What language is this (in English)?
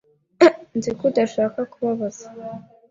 Kinyarwanda